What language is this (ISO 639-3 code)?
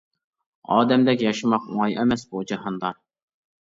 uig